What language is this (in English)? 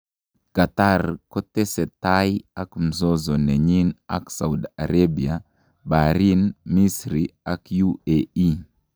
Kalenjin